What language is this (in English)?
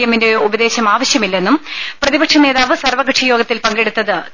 Malayalam